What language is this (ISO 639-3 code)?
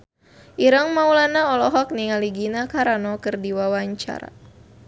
sun